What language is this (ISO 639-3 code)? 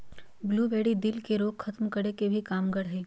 mag